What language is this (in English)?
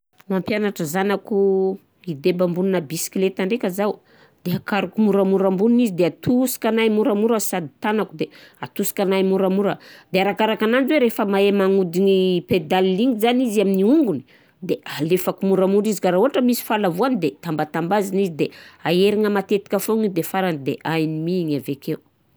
Southern Betsimisaraka Malagasy